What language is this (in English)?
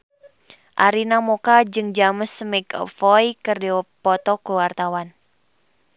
Sundanese